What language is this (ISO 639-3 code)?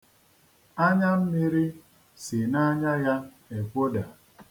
ibo